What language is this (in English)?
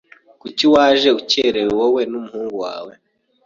Kinyarwanda